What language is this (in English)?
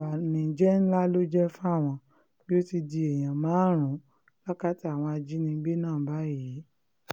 Yoruba